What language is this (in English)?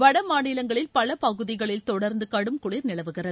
Tamil